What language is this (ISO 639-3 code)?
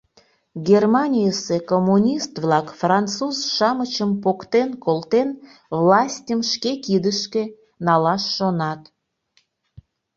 chm